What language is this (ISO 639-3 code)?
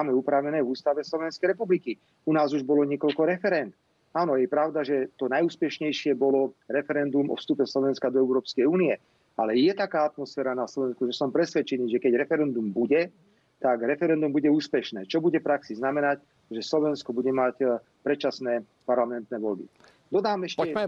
ces